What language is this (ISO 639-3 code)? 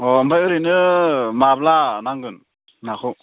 brx